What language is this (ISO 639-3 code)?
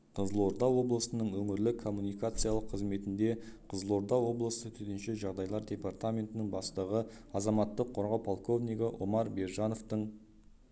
kaz